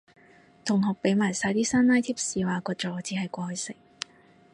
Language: Cantonese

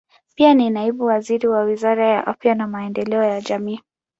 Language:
Swahili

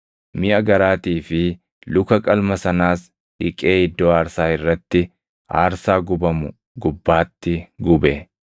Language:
Oromo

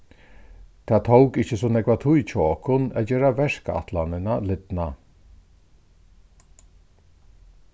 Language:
Faroese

